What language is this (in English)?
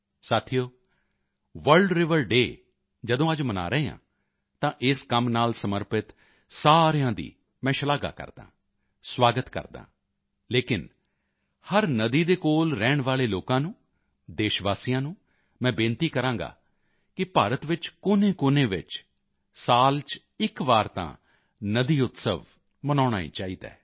Punjabi